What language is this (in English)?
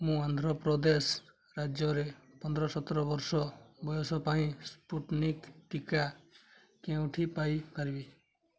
Odia